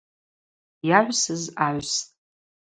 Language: Abaza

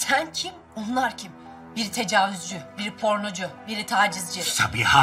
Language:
Turkish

